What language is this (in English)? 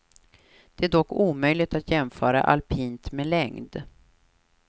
Swedish